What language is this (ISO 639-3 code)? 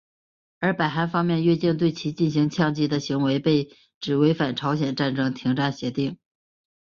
zho